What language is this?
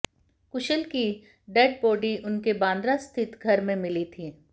Hindi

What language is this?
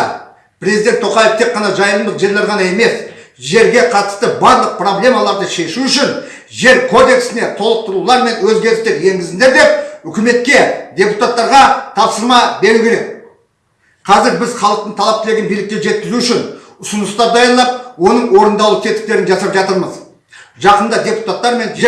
Kazakh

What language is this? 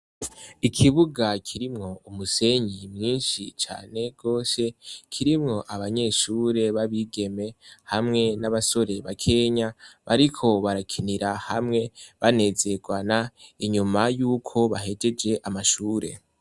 Rundi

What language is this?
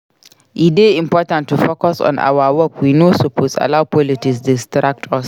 Nigerian Pidgin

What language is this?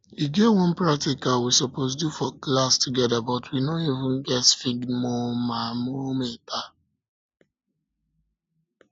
Nigerian Pidgin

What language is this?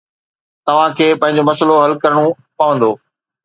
Sindhi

